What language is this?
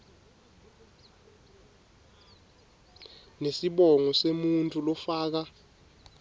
Swati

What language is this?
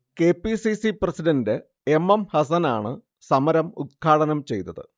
Malayalam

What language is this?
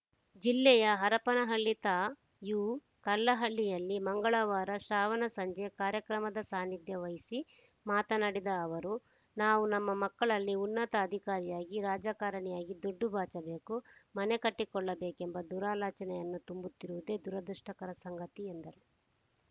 Kannada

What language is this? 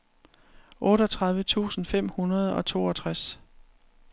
Danish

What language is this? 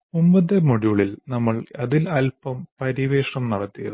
Malayalam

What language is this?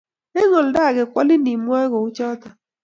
Kalenjin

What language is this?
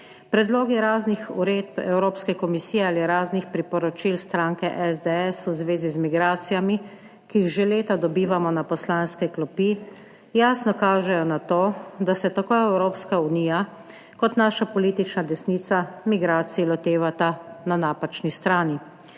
Slovenian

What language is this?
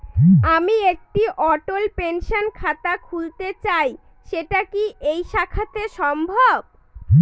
Bangla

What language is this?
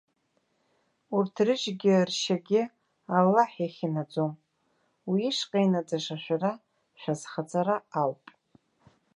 Abkhazian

